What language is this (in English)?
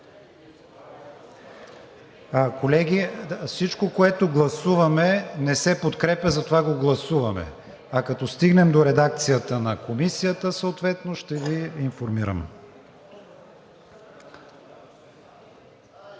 Bulgarian